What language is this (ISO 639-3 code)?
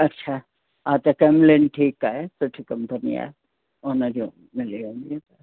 snd